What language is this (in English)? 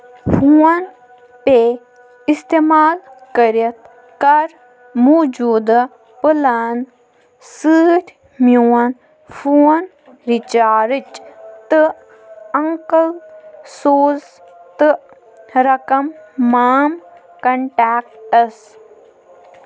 Kashmiri